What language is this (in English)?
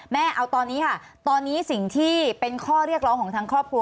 Thai